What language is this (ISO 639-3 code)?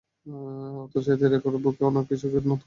ben